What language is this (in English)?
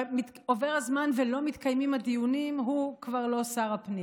Hebrew